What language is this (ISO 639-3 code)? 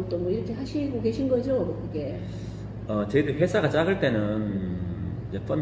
kor